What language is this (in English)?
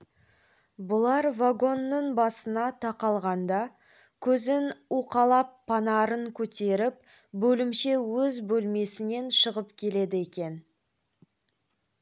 Kazakh